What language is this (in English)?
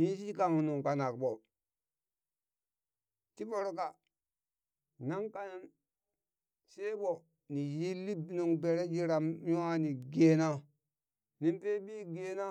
Burak